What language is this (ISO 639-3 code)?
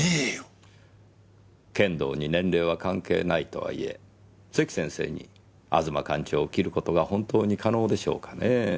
jpn